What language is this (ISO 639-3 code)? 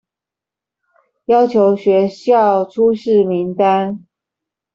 zho